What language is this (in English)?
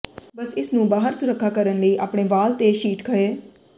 Punjabi